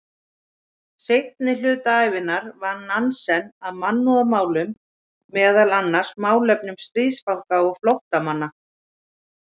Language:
Icelandic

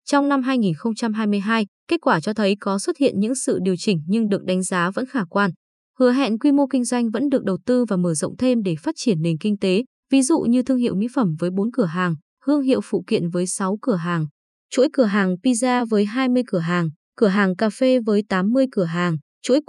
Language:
Vietnamese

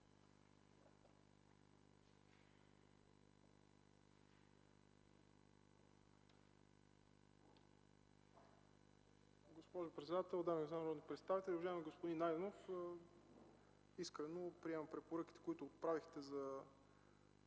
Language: Bulgarian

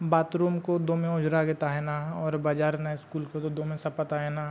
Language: Santali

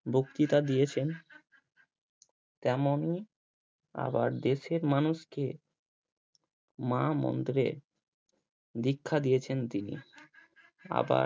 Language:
Bangla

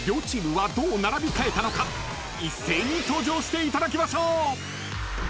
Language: Japanese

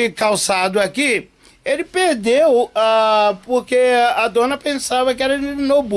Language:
Portuguese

